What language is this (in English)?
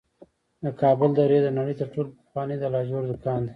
Pashto